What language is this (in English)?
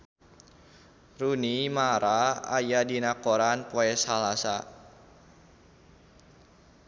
Sundanese